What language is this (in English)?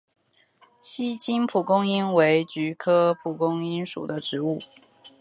Chinese